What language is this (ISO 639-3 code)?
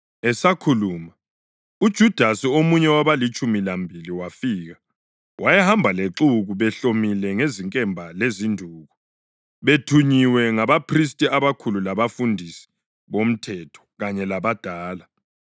nde